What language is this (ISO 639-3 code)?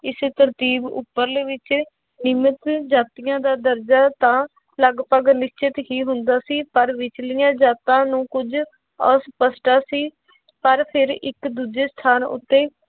pan